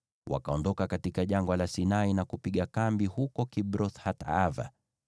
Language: Swahili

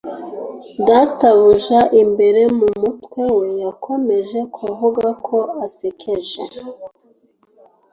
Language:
Kinyarwanda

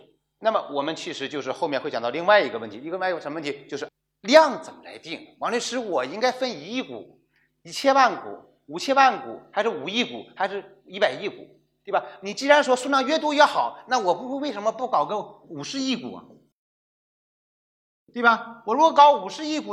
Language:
Chinese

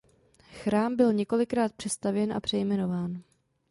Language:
Czech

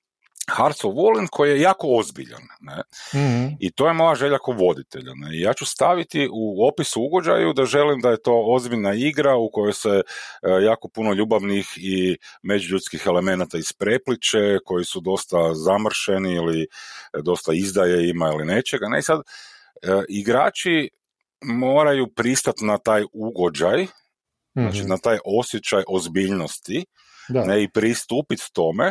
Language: Croatian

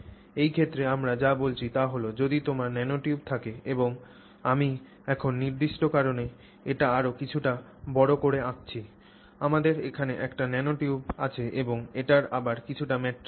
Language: Bangla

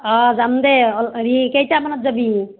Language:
Assamese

